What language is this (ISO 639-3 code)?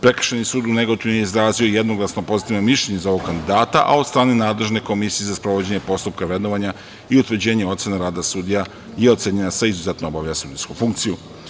srp